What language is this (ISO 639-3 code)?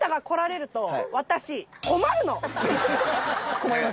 jpn